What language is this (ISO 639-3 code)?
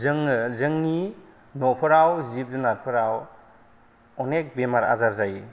brx